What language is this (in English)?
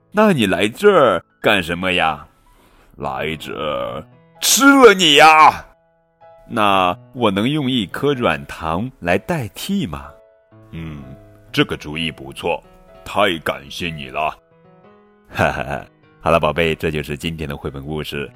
Chinese